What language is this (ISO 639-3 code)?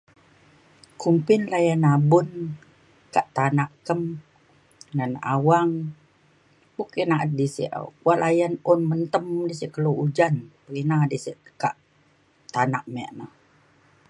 xkl